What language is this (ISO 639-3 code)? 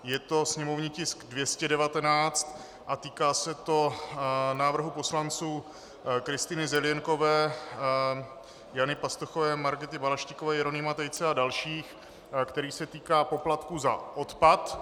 ces